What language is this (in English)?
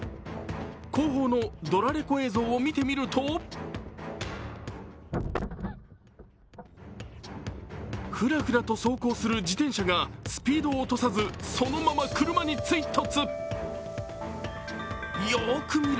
Japanese